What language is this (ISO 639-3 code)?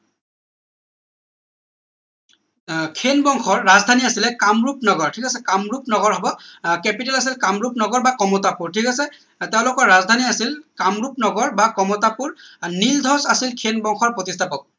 asm